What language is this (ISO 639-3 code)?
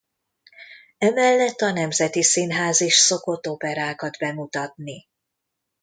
hun